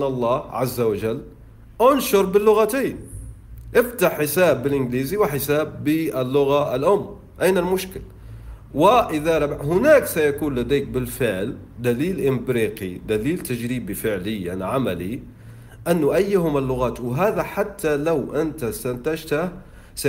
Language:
Arabic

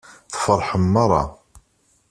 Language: Kabyle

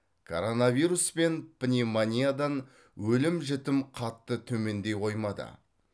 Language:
Kazakh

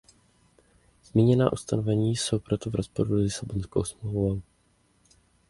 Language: Czech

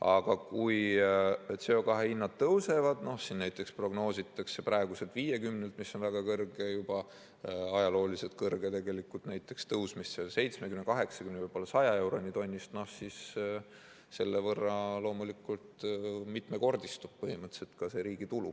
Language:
Estonian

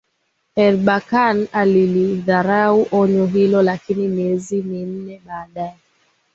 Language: Swahili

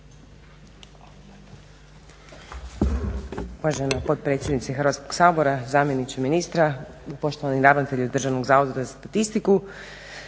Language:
Croatian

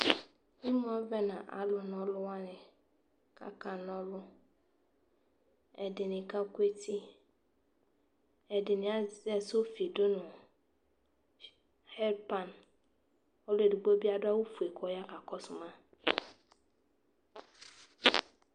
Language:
Ikposo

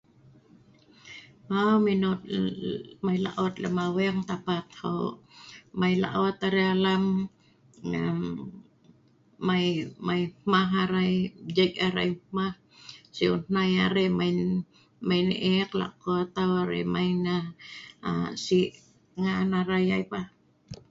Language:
Sa'ban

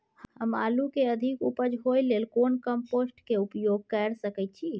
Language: Maithili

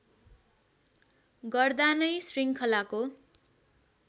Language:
Nepali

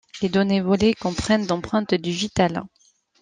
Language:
French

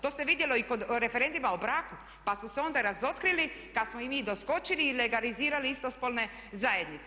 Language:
Croatian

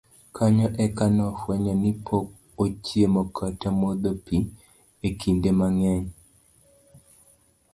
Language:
Luo (Kenya and Tanzania)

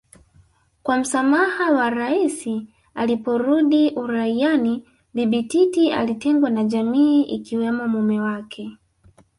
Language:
Swahili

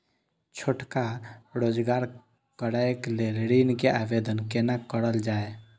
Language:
Maithili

